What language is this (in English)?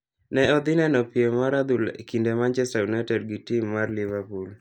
Luo (Kenya and Tanzania)